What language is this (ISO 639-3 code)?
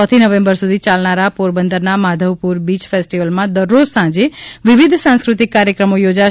guj